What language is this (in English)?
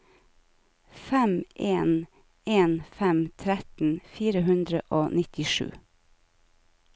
Norwegian